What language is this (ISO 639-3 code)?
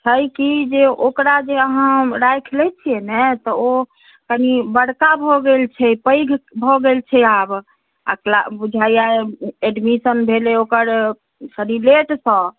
mai